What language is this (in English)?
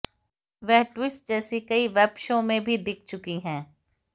Hindi